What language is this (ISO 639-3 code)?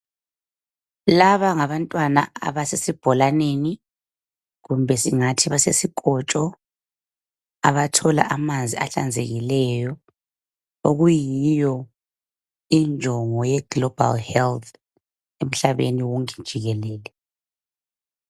nde